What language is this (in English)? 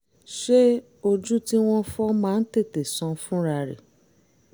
Yoruba